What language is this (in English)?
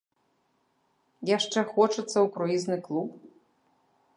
Belarusian